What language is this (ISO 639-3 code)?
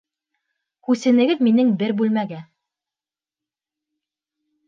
bak